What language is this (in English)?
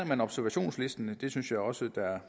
Danish